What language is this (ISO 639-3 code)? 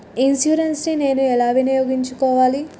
tel